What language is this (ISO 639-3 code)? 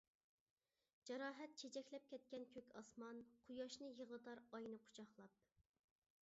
uig